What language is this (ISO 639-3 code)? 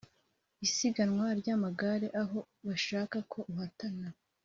kin